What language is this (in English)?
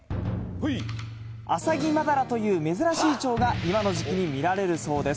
Japanese